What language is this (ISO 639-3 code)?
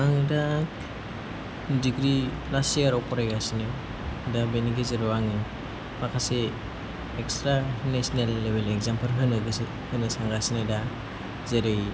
brx